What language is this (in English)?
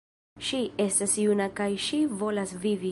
Esperanto